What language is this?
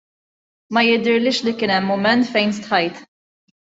Maltese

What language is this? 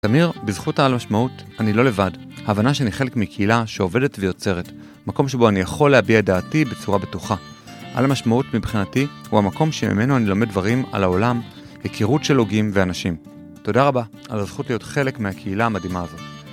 Hebrew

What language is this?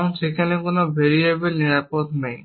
Bangla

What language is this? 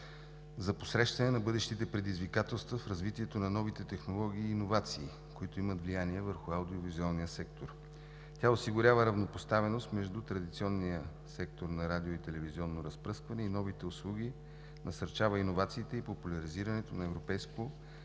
Bulgarian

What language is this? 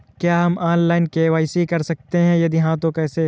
Hindi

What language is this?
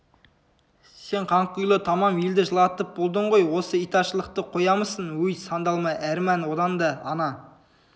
Kazakh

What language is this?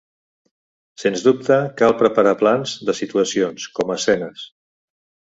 Catalan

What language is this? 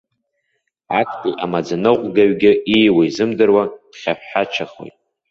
Abkhazian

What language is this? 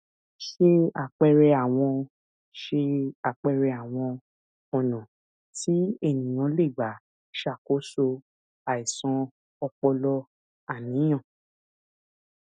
Yoruba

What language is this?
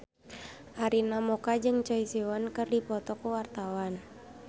Sundanese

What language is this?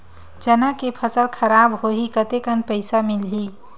Chhattisgarhi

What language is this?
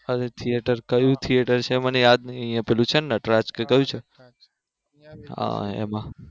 Gujarati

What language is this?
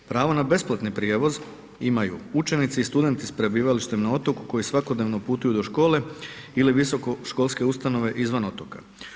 Croatian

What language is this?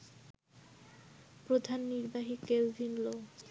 Bangla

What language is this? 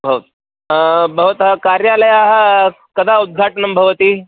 Sanskrit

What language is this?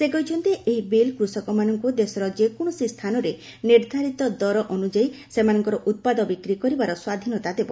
Odia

